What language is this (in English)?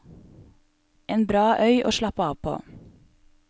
Norwegian